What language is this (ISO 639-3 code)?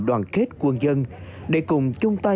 vie